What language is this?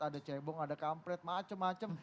Indonesian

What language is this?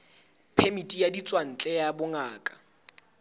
Southern Sotho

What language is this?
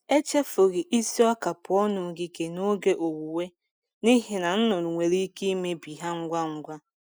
Igbo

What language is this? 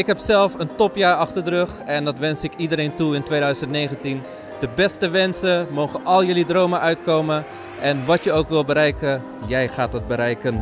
Dutch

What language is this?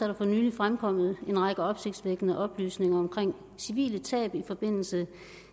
Danish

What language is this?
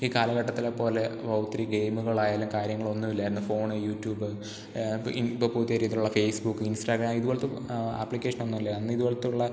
Malayalam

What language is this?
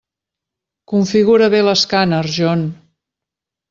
Catalan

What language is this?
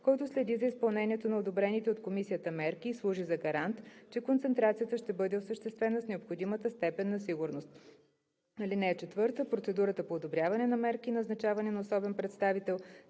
Bulgarian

